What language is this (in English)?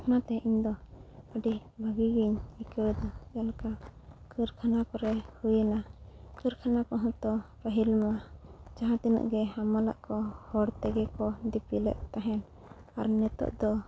Santali